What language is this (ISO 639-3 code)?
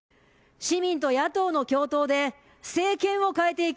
jpn